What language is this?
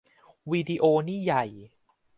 Thai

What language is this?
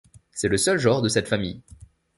French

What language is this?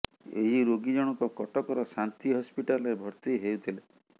Odia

